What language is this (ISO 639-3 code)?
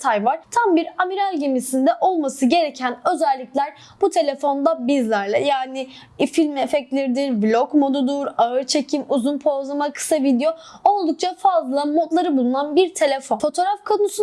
tur